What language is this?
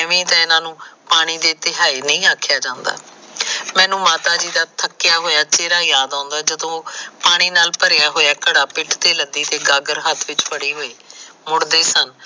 Punjabi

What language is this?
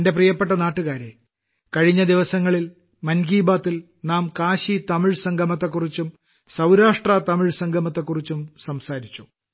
Malayalam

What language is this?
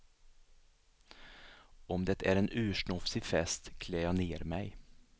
Swedish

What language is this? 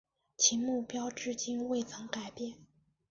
Chinese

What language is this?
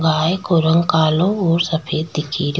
Rajasthani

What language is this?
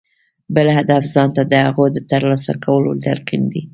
Pashto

